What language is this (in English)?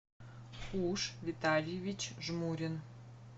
Russian